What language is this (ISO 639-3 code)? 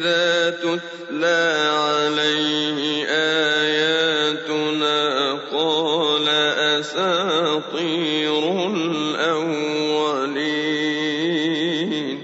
ara